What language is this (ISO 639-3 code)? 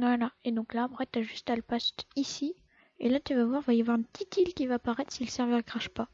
fra